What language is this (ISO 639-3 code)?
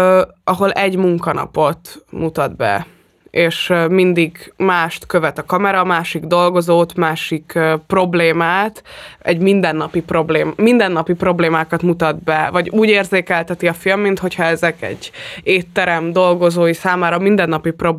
hun